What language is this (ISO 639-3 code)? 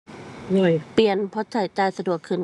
tha